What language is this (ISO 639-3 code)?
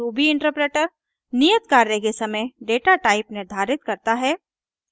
hin